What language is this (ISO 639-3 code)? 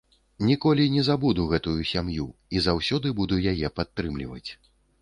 bel